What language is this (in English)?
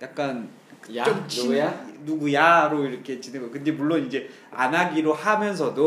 Korean